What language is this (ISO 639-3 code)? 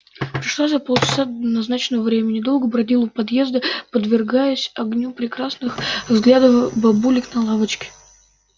rus